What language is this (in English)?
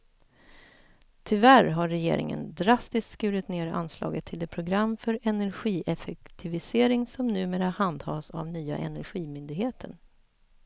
Swedish